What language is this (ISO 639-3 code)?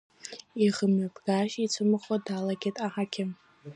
abk